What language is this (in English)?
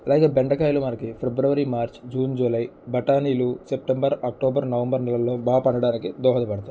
Telugu